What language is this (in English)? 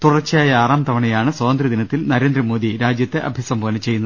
Malayalam